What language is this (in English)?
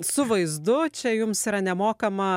Lithuanian